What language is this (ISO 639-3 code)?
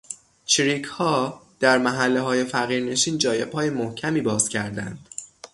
fas